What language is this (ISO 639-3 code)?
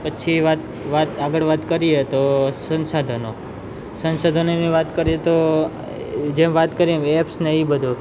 guj